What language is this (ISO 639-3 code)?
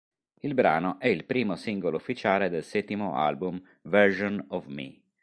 ita